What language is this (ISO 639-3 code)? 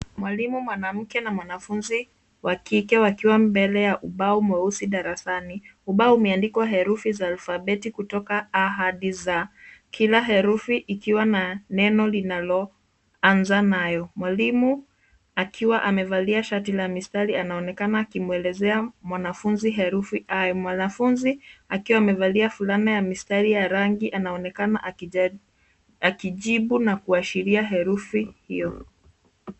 swa